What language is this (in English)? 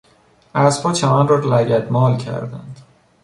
Persian